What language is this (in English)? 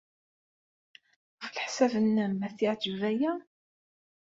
Kabyle